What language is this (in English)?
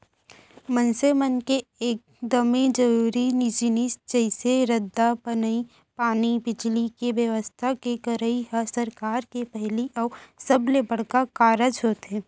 Chhattisgarhi